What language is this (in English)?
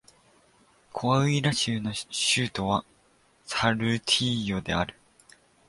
Japanese